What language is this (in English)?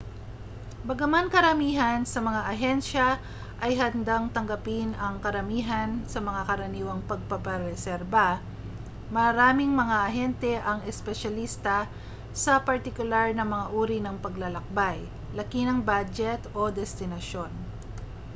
Filipino